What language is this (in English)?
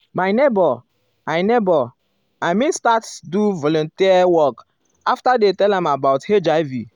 Nigerian Pidgin